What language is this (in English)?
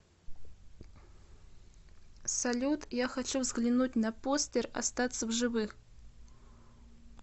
Russian